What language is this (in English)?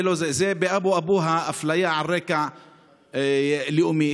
Hebrew